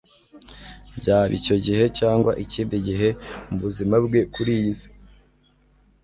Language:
Kinyarwanda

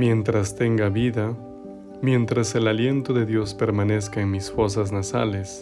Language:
Spanish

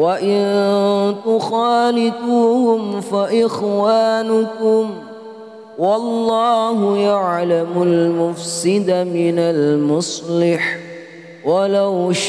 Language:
Arabic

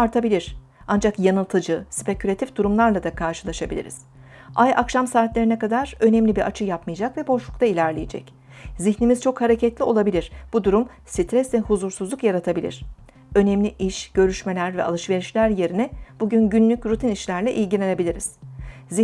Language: Turkish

